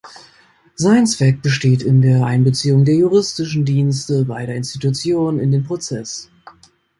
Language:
German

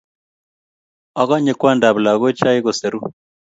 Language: Kalenjin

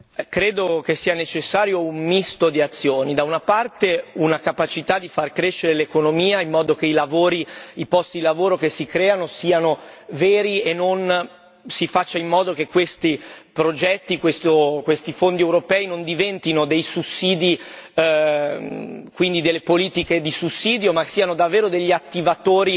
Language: Italian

